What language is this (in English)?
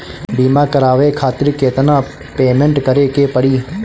Bhojpuri